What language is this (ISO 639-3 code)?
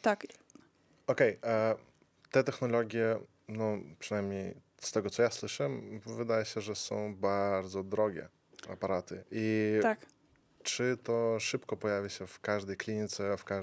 pol